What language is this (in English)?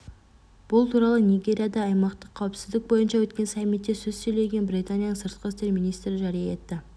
Kazakh